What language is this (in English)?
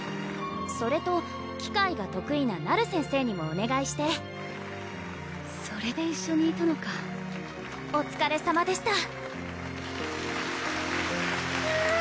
Japanese